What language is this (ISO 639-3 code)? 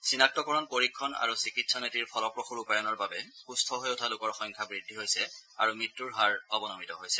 asm